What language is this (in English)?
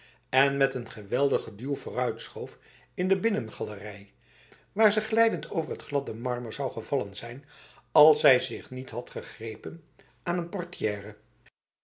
Dutch